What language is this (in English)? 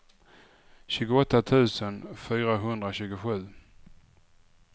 Swedish